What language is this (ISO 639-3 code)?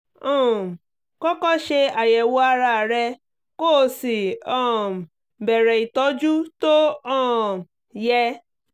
yor